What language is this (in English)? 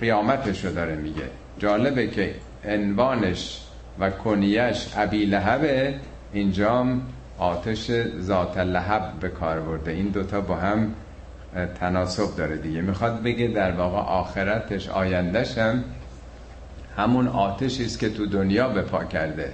Persian